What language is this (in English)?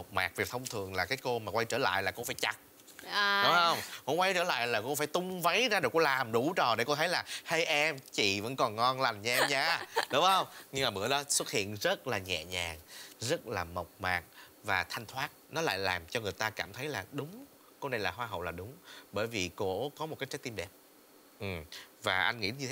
Vietnamese